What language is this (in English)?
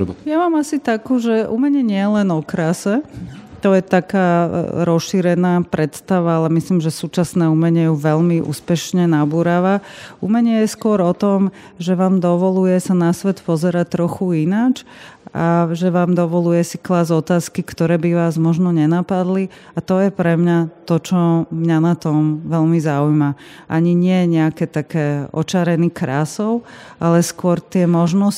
Slovak